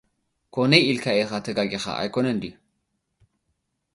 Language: Tigrinya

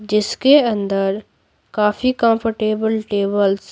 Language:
Hindi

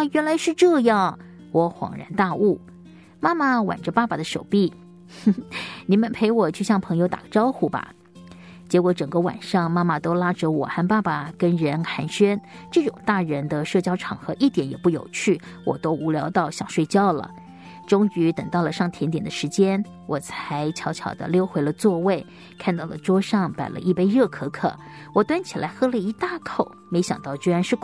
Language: Chinese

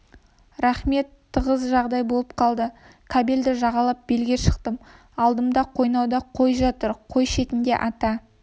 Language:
Kazakh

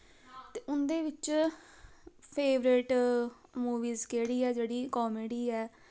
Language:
Dogri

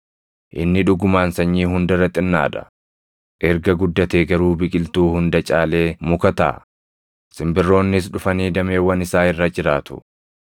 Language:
Oromo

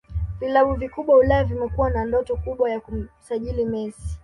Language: Swahili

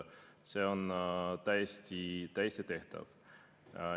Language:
Estonian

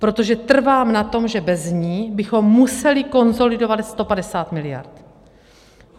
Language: Czech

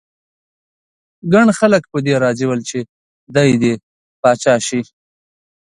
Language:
Pashto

